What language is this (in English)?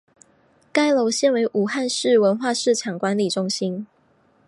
Chinese